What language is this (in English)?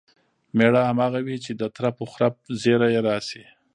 Pashto